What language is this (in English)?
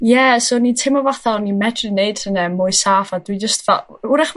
Welsh